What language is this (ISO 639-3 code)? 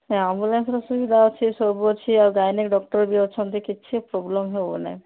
ori